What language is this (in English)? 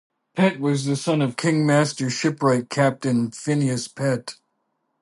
English